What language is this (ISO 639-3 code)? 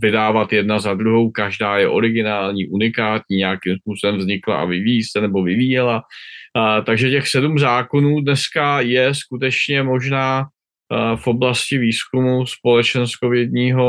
ces